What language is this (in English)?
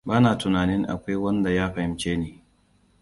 Hausa